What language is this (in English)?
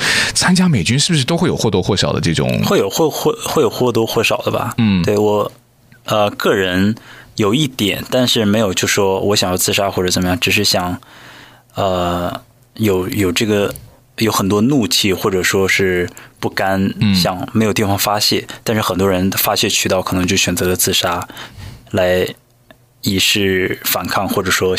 Chinese